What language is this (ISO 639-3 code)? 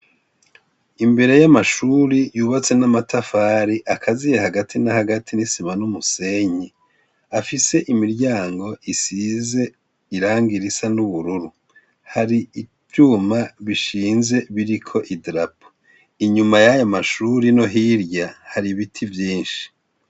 run